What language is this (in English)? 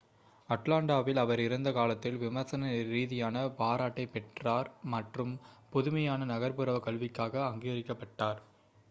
Tamil